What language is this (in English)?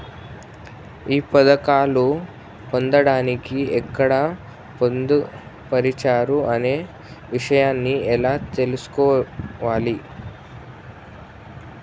Telugu